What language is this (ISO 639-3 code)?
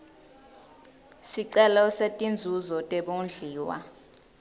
ssw